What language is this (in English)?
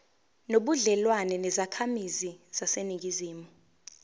Zulu